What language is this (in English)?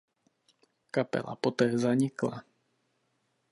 Czech